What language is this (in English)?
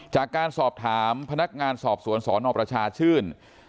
Thai